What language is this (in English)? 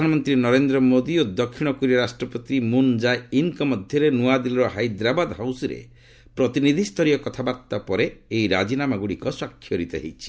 Odia